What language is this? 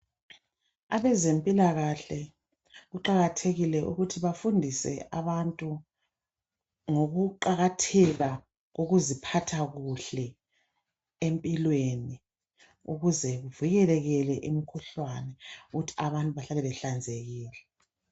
North Ndebele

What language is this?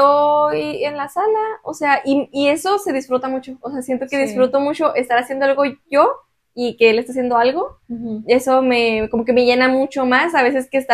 Spanish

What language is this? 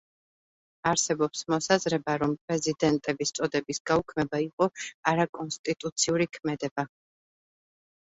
Georgian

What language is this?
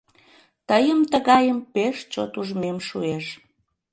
Mari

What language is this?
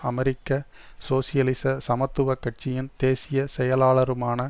Tamil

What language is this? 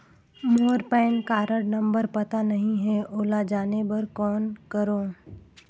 Chhattisgarhi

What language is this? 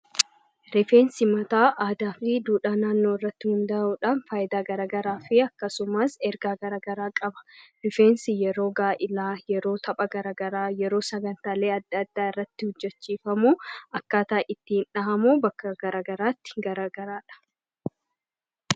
Oromo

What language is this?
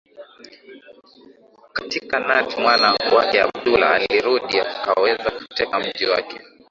Swahili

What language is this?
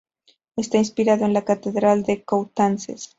Spanish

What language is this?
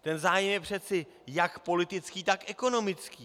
Czech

